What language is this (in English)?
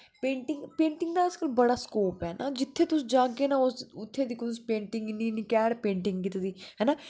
Dogri